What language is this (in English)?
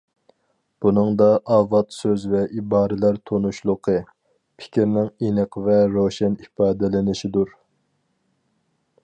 Uyghur